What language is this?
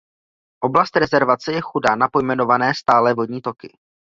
Czech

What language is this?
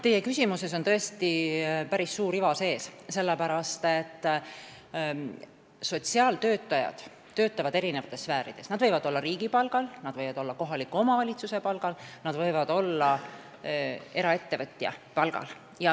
Estonian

